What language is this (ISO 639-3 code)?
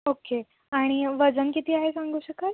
mar